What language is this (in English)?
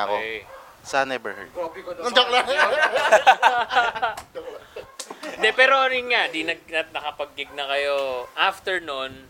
Filipino